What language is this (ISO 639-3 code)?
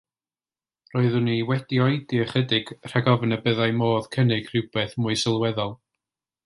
cym